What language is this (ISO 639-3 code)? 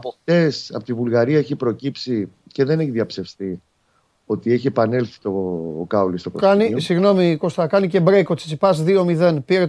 ell